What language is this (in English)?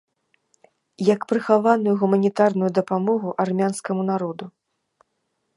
Belarusian